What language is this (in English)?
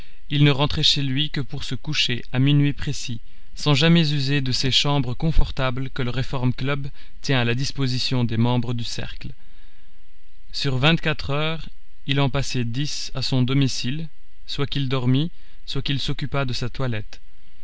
French